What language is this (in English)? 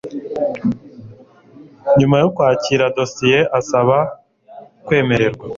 Kinyarwanda